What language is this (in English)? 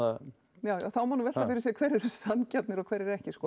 Icelandic